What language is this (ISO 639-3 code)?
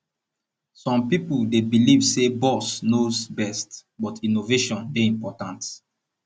pcm